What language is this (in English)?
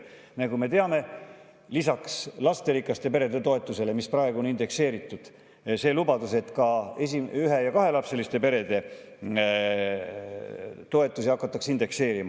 Estonian